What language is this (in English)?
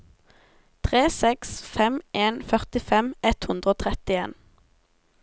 Norwegian